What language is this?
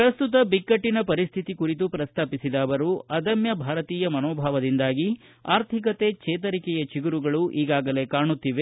Kannada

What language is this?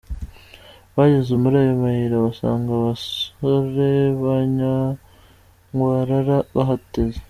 Kinyarwanda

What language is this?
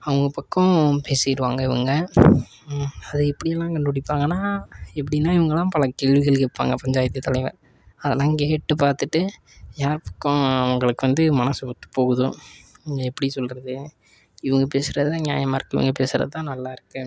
Tamil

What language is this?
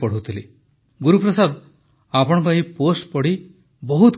Odia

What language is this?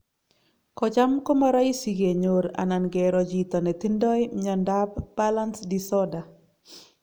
Kalenjin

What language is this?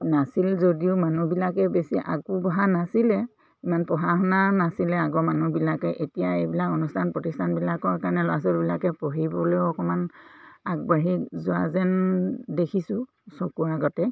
Assamese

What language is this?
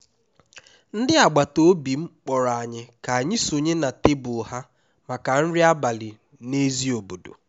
Igbo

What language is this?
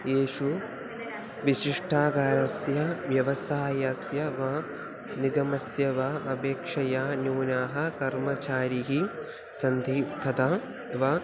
Sanskrit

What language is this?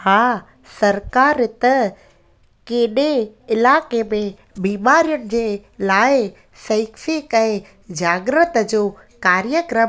Sindhi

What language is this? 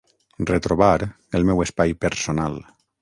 Catalan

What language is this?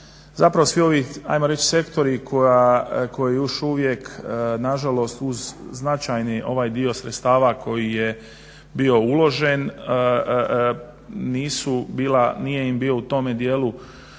Croatian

